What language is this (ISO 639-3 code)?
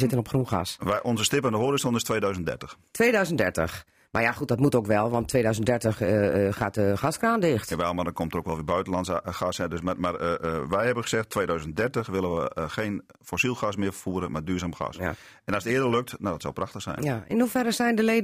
nld